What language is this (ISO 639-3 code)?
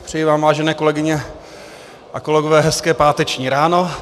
ces